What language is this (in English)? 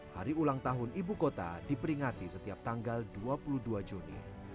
Indonesian